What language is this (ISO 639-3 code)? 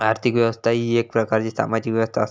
mar